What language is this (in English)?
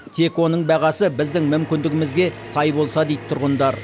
Kazakh